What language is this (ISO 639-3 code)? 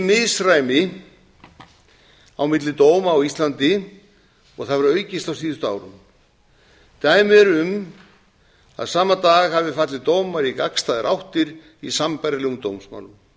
isl